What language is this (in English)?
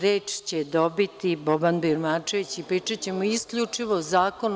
Serbian